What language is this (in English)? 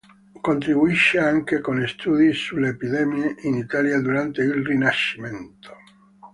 Italian